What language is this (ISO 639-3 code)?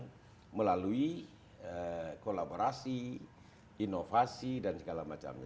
ind